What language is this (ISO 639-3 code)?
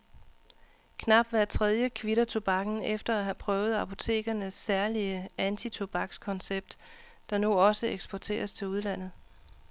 dan